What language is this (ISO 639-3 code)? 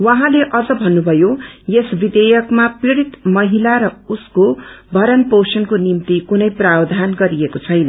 nep